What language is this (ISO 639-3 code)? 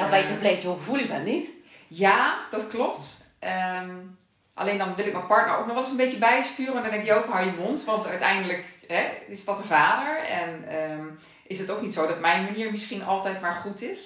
nld